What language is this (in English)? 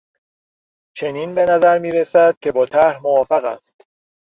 Persian